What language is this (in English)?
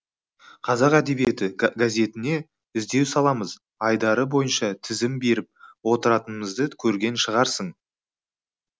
Kazakh